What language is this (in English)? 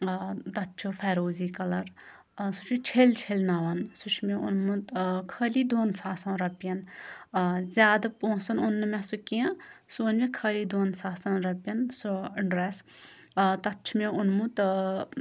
Kashmiri